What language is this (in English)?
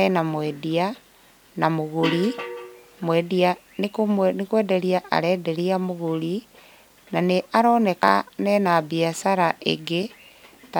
Kikuyu